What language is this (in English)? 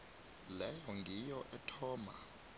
South Ndebele